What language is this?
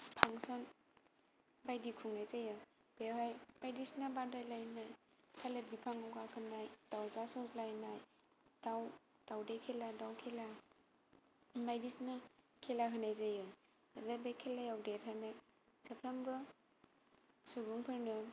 Bodo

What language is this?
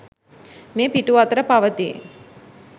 Sinhala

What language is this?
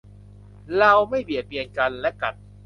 Thai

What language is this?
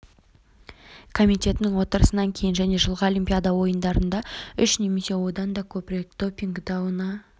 Kazakh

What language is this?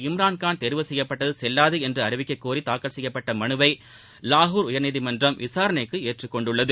Tamil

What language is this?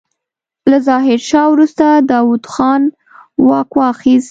Pashto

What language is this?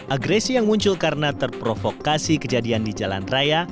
Indonesian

